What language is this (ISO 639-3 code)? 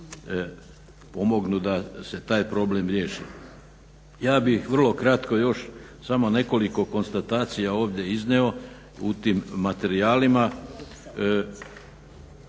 hrv